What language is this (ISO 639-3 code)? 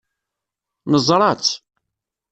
kab